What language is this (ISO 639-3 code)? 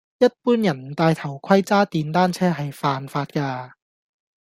yue